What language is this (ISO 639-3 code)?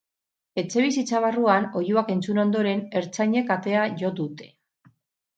eus